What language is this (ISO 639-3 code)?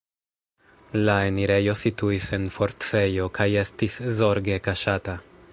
epo